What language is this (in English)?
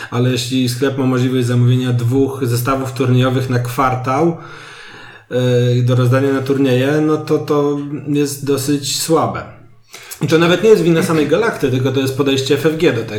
Polish